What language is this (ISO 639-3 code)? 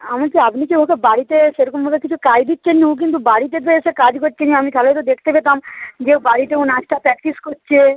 ben